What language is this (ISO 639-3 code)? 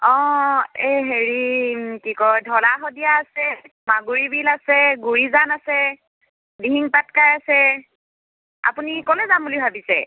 asm